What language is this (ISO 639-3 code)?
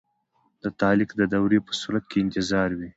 pus